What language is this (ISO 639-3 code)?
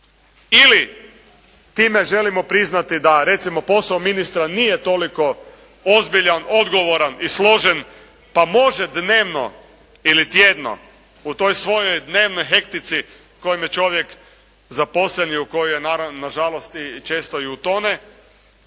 hrv